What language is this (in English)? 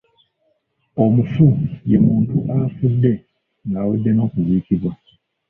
Ganda